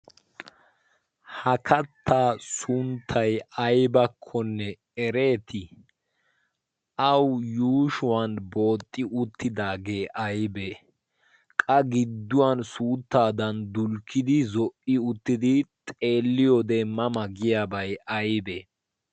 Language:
Wolaytta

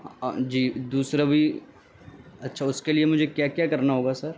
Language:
Urdu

